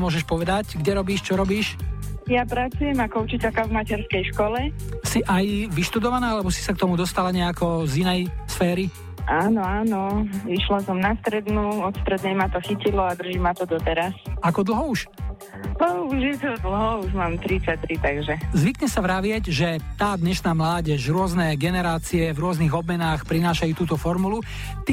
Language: Slovak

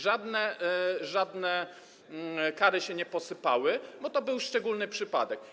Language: Polish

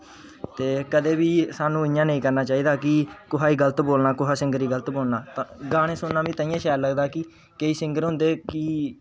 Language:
Dogri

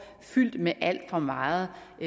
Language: Danish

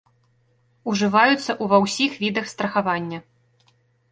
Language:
Belarusian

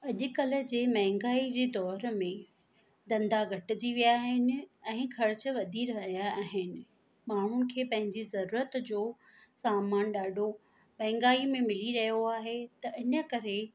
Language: Sindhi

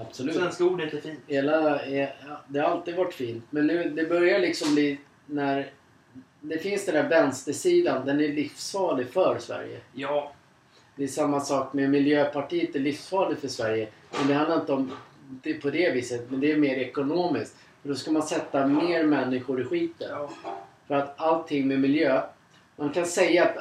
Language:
Swedish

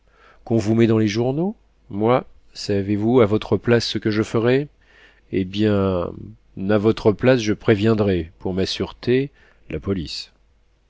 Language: French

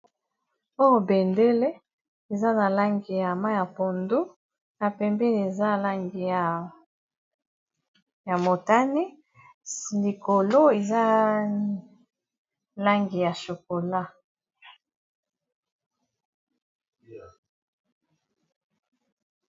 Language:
Lingala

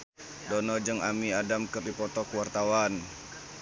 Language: Sundanese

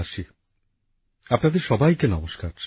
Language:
Bangla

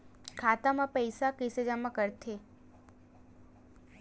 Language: Chhattisgarhi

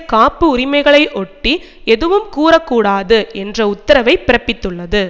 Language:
Tamil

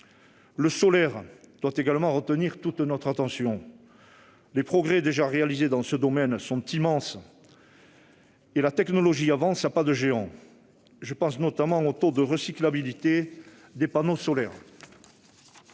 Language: French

